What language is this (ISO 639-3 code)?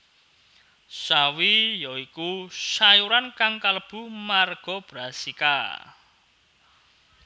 jav